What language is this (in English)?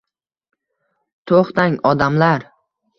Uzbek